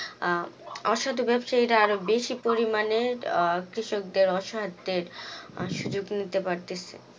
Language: Bangla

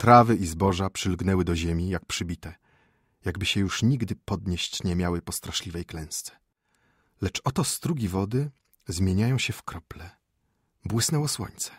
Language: Polish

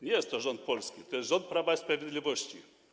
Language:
Polish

